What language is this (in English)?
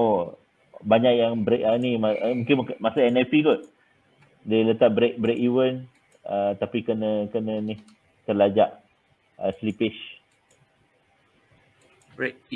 Malay